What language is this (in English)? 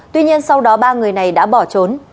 Vietnamese